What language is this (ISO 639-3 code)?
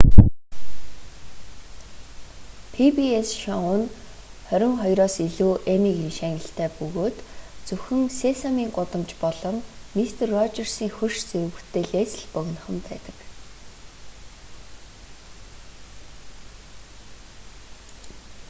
mon